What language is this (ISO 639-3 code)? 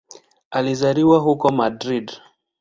swa